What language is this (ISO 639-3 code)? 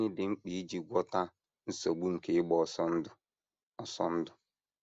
ibo